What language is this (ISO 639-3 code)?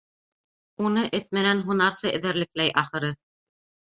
bak